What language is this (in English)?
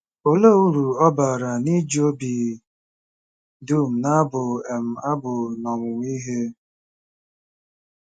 Igbo